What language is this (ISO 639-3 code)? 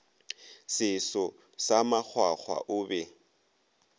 nso